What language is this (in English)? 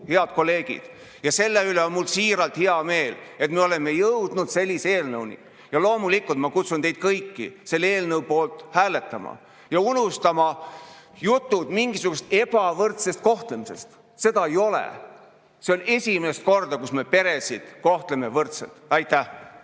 Estonian